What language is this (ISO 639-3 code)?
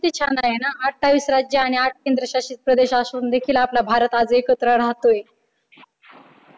mar